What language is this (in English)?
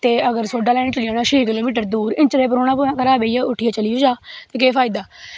Dogri